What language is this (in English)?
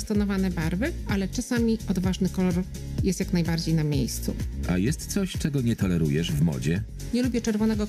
Polish